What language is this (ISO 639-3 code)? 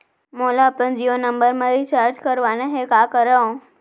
hne